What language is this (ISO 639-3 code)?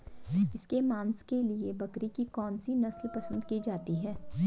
hin